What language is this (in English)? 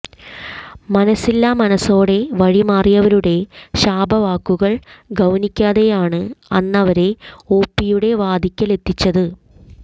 Malayalam